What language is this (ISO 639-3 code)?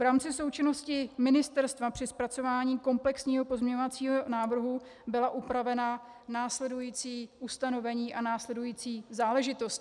ces